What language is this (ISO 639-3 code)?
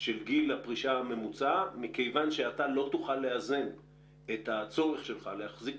heb